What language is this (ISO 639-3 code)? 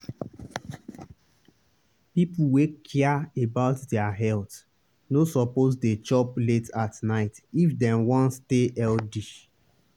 pcm